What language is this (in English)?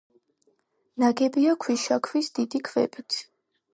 Georgian